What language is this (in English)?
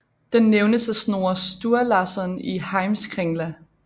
Danish